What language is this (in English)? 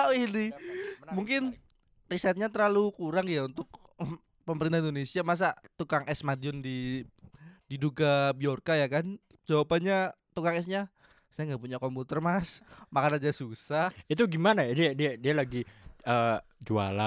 Indonesian